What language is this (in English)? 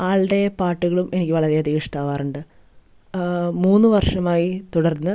Malayalam